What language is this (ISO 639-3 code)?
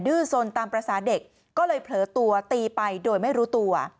tha